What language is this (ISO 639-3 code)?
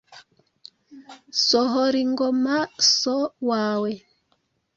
kin